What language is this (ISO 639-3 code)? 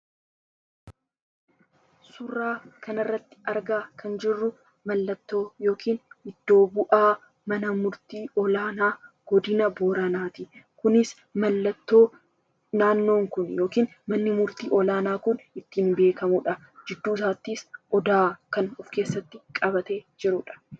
orm